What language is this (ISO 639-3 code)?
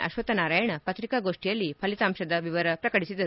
kan